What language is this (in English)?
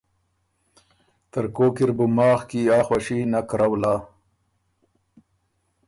Ormuri